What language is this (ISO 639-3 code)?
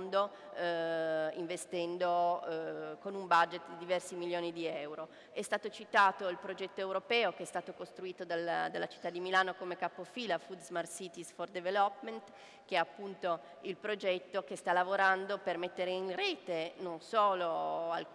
ita